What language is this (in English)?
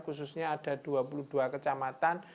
Indonesian